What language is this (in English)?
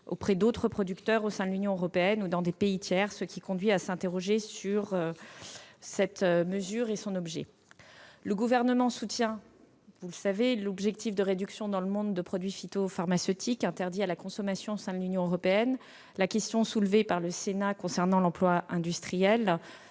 French